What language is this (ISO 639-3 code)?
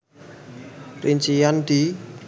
jav